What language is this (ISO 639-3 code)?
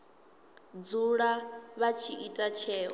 ven